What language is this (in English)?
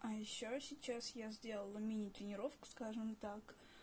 Russian